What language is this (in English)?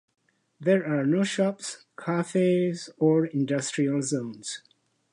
English